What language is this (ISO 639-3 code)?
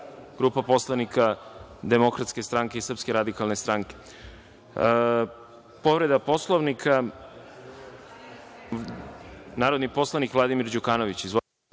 srp